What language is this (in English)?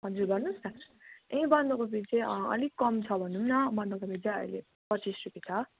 Nepali